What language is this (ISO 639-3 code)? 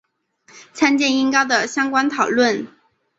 zho